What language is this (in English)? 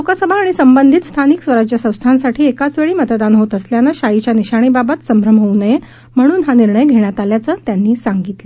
Marathi